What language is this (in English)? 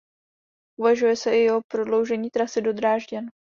Czech